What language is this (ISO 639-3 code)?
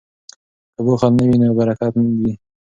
pus